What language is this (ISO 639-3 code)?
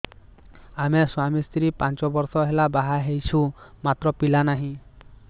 ori